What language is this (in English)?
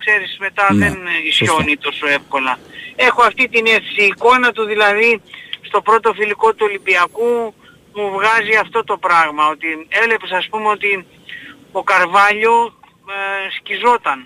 Greek